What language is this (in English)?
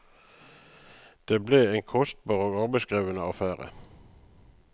Norwegian